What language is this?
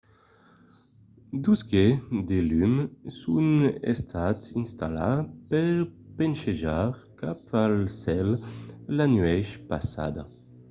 Occitan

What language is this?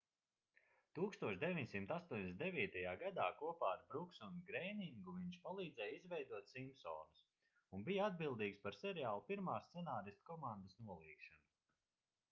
Latvian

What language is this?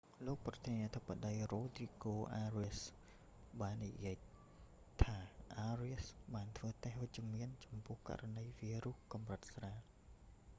Khmer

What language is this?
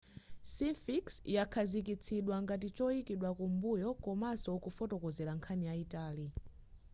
Nyanja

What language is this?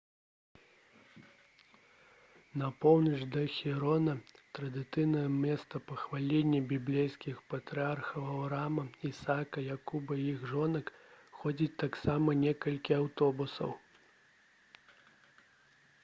Belarusian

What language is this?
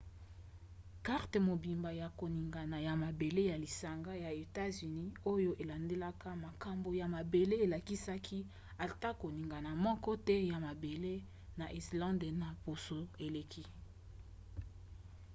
Lingala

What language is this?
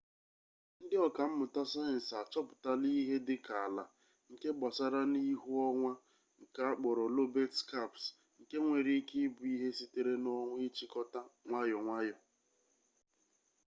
Igbo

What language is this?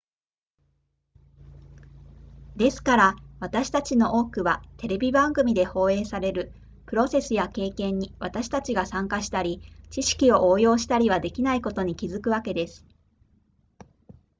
Japanese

